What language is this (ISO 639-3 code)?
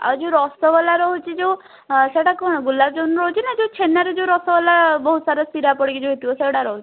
ori